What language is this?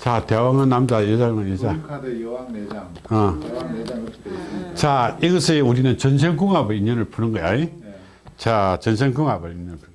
Korean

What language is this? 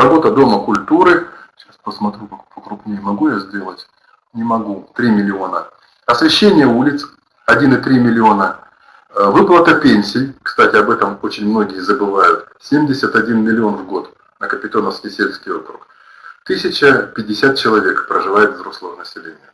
Russian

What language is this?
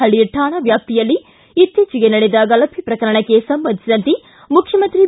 Kannada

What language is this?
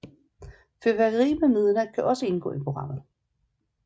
Danish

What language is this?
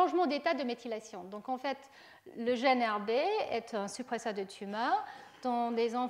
French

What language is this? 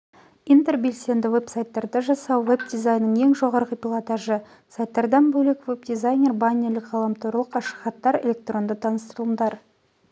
Kazakh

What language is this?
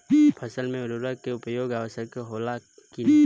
Bhojpuri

